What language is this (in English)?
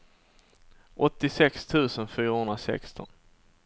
Swedish